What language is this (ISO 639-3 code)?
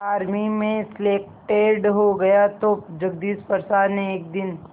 hin